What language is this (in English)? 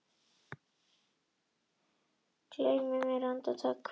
Icelandic